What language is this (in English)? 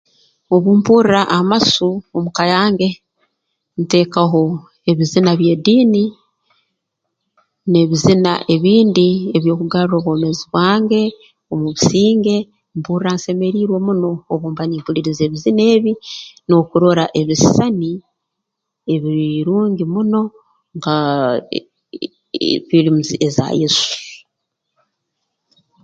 Tooro